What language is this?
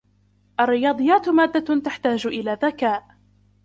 Arabic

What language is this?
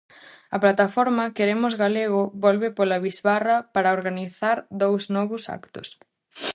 Galician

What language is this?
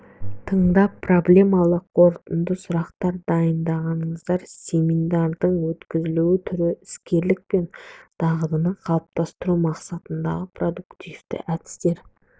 Kazakh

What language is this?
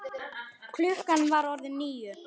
Icelandic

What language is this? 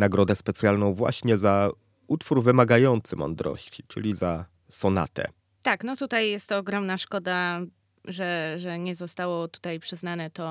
Polish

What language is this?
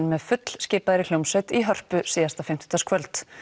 Icelandic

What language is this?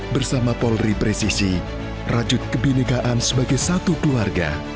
Indonesian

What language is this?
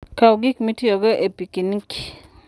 Luo (Kenya and Tanzania)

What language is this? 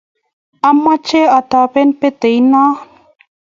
Kalenjin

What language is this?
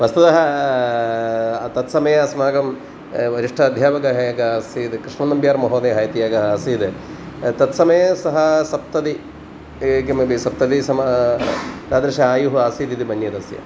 Sanskrit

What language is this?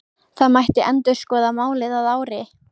Icelandic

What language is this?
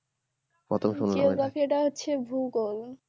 Bangla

